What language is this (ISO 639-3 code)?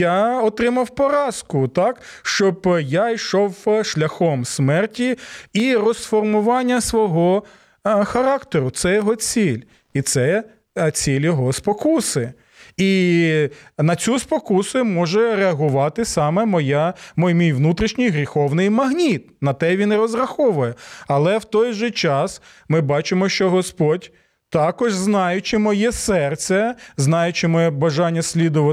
ukr